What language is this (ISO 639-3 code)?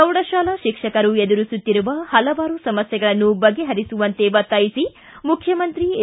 kan